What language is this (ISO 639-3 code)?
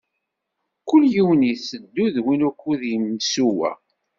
kab